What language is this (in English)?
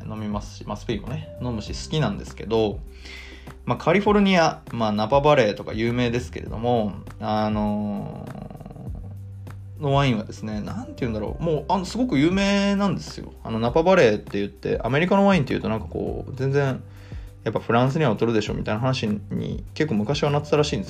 Japanese